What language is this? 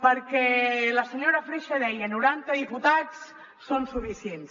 Catalan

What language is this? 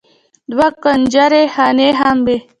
Pashto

